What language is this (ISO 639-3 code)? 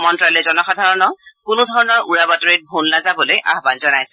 asm